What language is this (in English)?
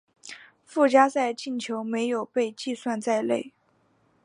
Chinese